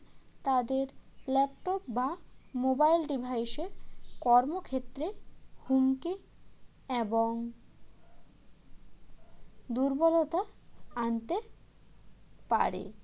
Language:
Bangla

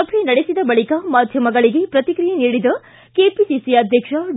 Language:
Kannada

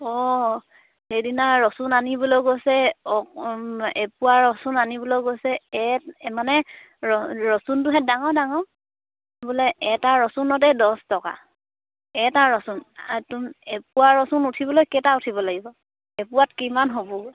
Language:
Assamese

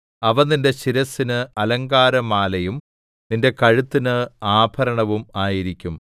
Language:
Malayalam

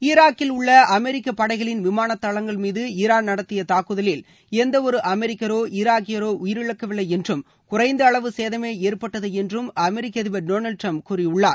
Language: Tamil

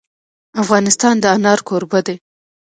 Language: Pashto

